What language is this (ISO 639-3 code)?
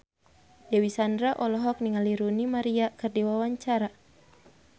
sun